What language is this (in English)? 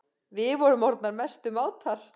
Icelandic